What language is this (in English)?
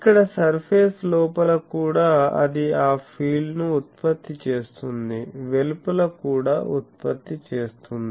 Telugu